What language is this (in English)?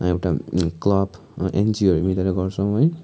Nepali